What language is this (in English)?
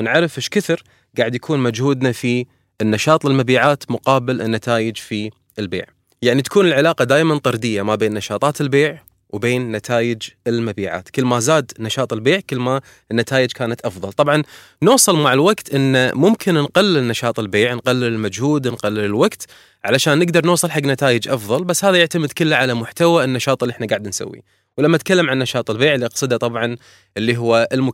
Arabic